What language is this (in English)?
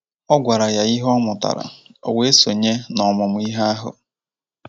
Igbo